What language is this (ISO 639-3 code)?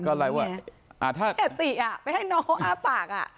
tha